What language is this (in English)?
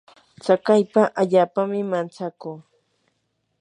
Yanahuanca Pasco Quechua